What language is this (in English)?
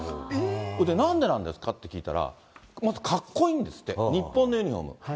Japanese